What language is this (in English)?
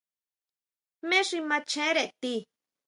Huautla Mazatec